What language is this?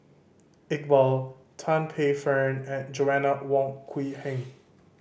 English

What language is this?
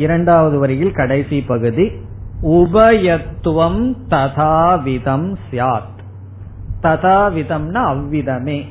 Tamil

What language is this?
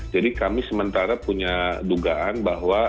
Indonesian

